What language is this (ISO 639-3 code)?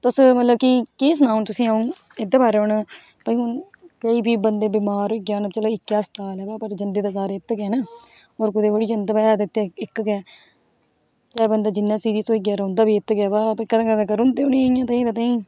doi